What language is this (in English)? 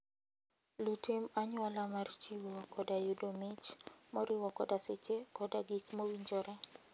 Luo (Kenya and Tanzania)